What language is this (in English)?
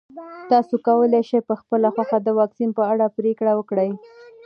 Pashto